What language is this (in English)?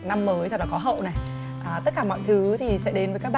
Vietnamese